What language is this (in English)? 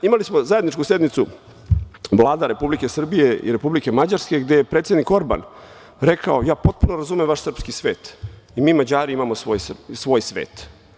Serbian